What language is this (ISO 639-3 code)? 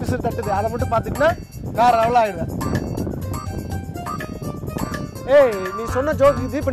tam